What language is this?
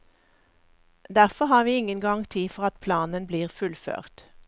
Norwegian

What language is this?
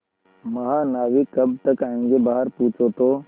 Hindi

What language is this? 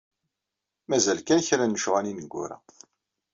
Kabyle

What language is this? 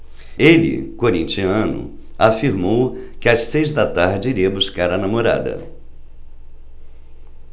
Portuguese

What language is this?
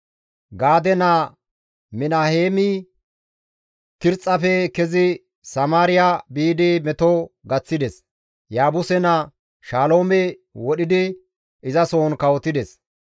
Gamo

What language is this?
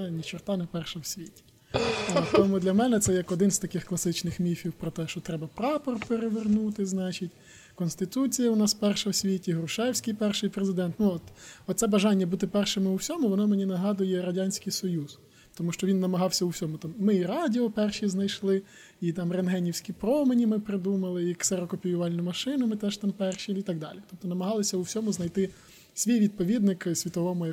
Ukrainian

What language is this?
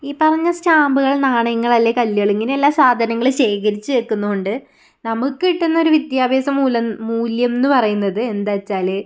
Malayalam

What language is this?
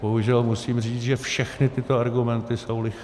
Czech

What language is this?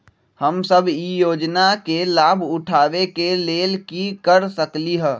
Magahi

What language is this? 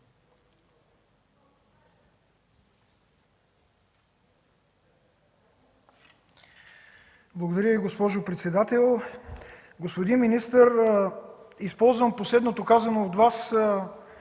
Bulgarian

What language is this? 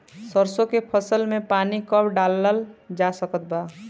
Bhojpuri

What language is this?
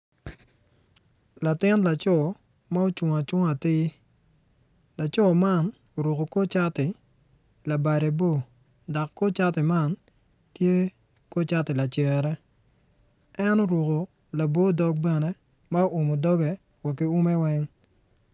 Acoli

